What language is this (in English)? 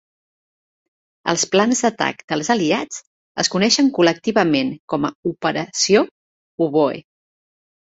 Catalan